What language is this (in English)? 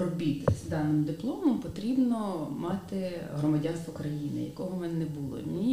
Ukrainian